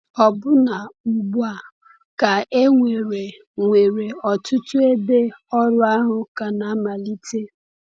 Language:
Igbo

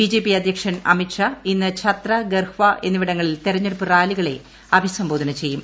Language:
Malayalam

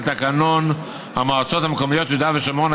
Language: Hebrew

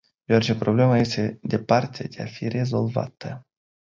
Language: Romanian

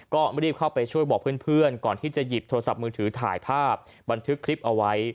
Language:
Thai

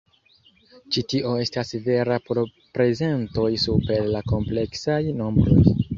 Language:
Esperanto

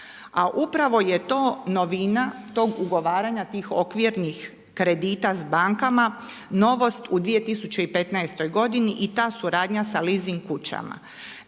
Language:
Croatian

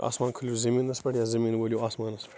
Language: Kashmiri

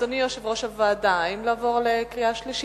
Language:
Hebrew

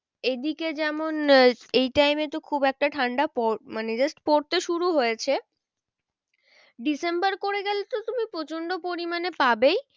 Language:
Bangla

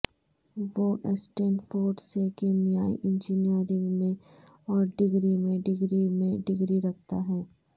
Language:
Urdu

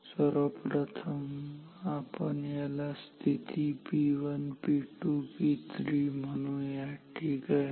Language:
Marathi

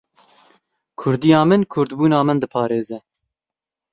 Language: Kurdish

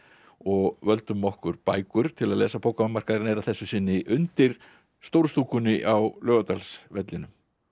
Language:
Icelandic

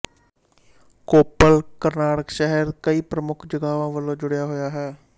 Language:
Punjabi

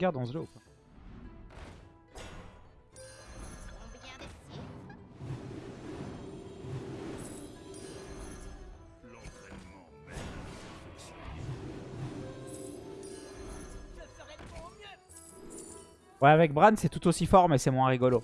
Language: French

